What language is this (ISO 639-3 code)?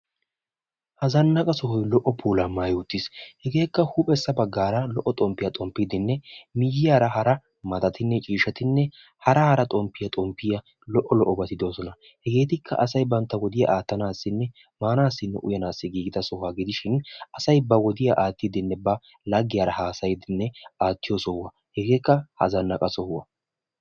wal